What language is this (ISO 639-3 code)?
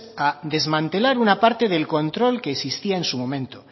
spa